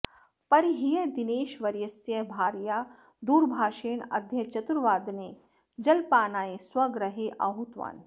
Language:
Sanskrit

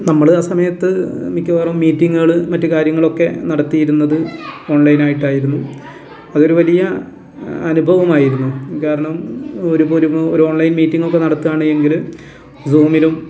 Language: Malayalam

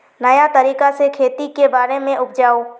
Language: Magahi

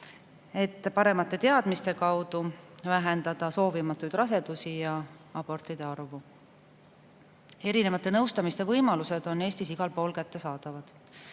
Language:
Estonian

